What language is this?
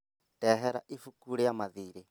Kikuyu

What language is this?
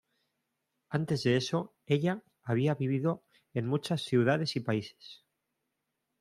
Spanish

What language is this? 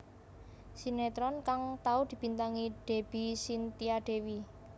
Javanese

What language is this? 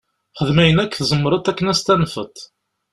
Kabyle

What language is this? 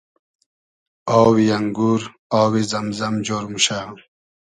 Hazaragi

